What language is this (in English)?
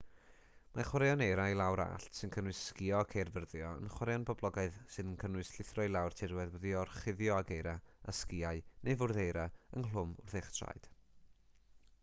Welsh